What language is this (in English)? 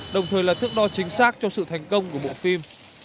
Vietnamese